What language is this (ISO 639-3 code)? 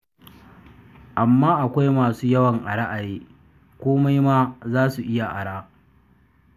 hau